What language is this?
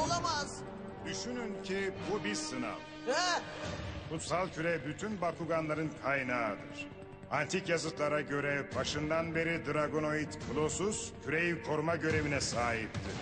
Turkish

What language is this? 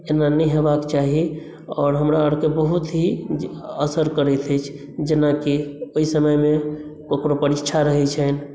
Maithili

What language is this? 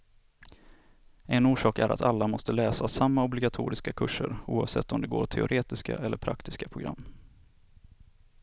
Swedish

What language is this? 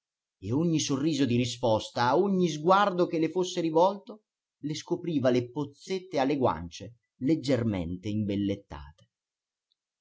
Italian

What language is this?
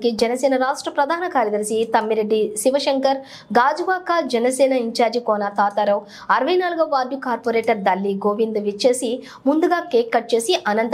Telugu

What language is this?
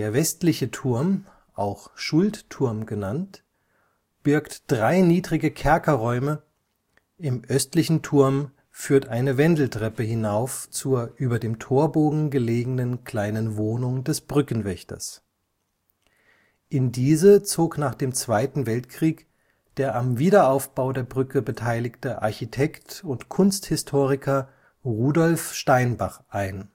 German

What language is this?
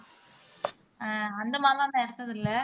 Tamil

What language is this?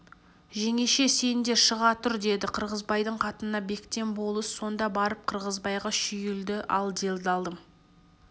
Kazakh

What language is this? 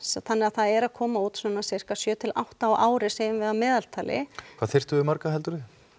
Icelandic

